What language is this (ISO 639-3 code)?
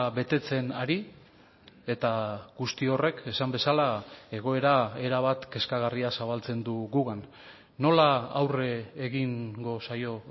eus